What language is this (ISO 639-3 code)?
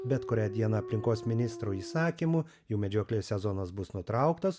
lit